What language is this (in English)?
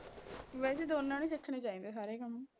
Punjabi